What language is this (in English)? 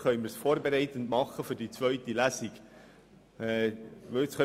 Swiss German